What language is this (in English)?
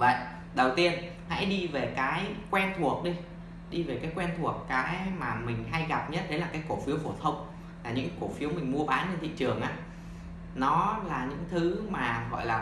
Vietnamese